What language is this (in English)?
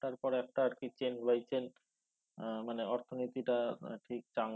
Bangla